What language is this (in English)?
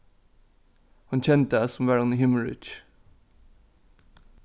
Faroese